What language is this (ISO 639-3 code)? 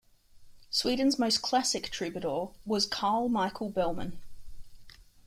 eng